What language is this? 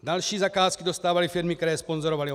Czech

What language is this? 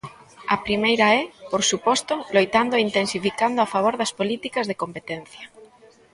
Galician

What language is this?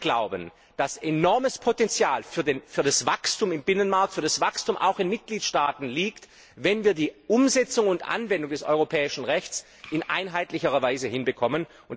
German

